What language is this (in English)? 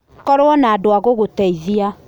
Kikuyu